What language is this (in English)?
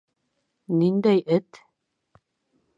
Bashkir